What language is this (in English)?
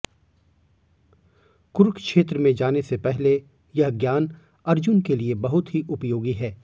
Hindi